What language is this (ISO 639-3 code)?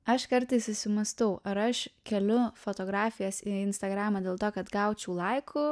lit